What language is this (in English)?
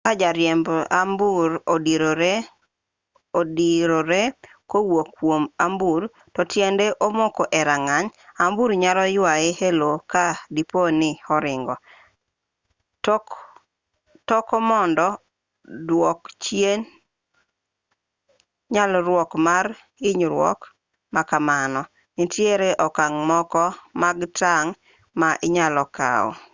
Luo (Kenya and Tanzania)